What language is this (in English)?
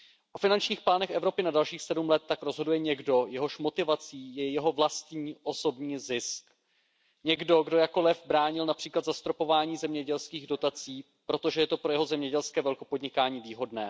Czech